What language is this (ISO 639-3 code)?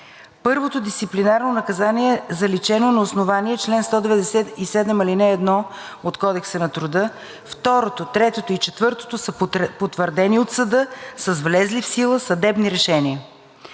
bul